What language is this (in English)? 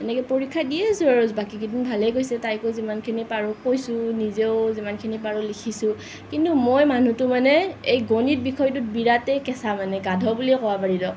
Assamese